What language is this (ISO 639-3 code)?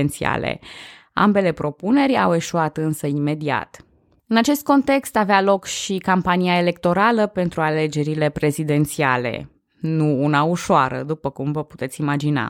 ron